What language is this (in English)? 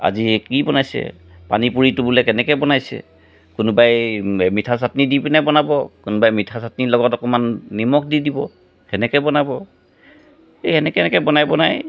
Assamese